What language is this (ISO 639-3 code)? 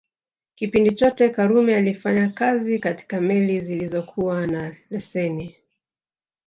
swa